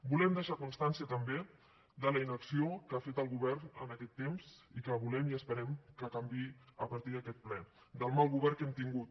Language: Catalan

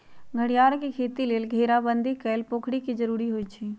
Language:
Magahi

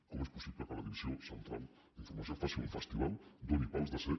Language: Catalan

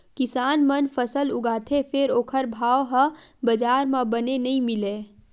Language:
Chhattisgarhi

